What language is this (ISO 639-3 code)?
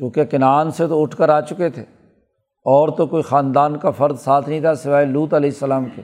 urd